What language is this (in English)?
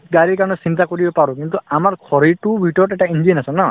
Assamese